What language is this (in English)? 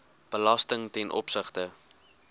Afrikaans